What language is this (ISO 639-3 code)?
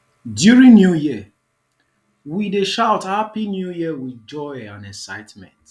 pcm